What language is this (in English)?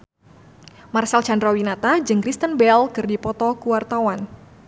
Sundanese